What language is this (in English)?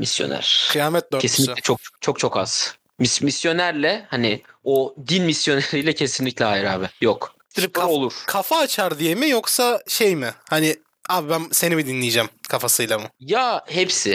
Turkish